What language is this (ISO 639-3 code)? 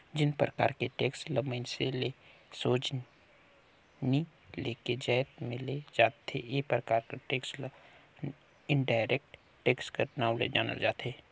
hne